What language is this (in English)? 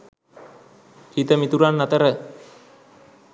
Sinhala